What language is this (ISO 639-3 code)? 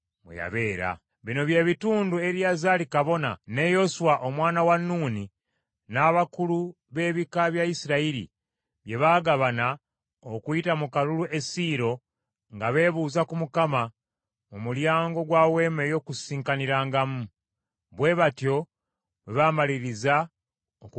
lug